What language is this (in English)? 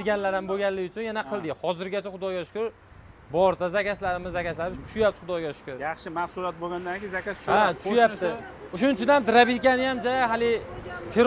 Turkish